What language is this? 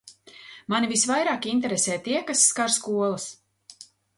Latvian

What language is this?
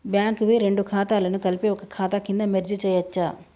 Telugu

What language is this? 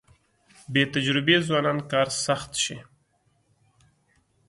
Pashto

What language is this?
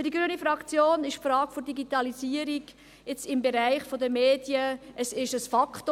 Swiss German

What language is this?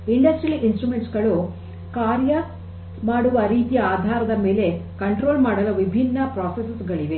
Kannada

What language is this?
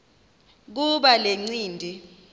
Xhosa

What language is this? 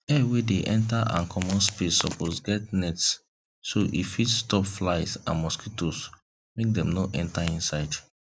Nigerian Pidgin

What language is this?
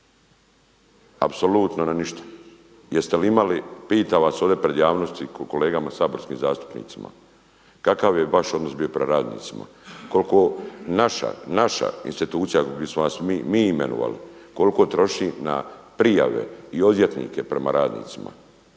Croatian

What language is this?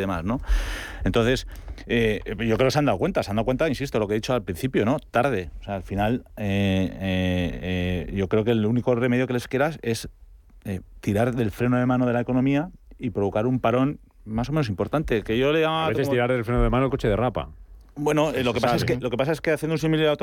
Spanish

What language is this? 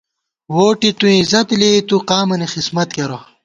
Gawar-Bati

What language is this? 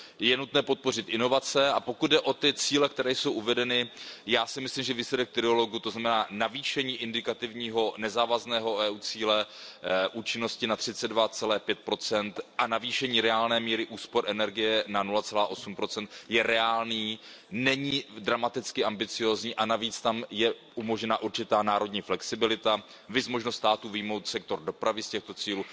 Czech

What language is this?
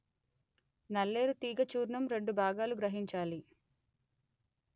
Telugu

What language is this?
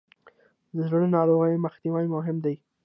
Pashto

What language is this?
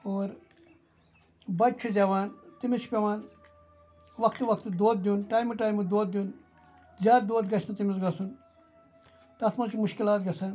Kashmiri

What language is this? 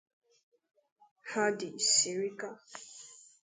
Igbo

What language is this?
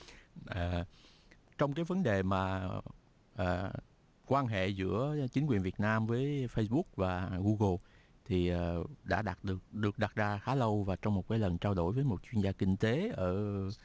Vietnamese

